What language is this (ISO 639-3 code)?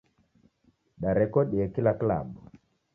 dav